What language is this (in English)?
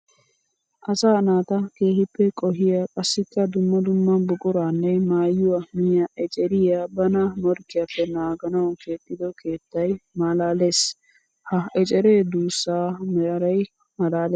Wolaytta